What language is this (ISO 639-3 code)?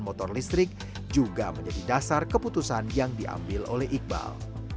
ind